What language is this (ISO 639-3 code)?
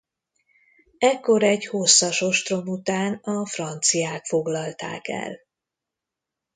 hun